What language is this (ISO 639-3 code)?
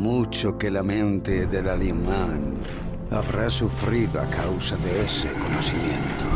spa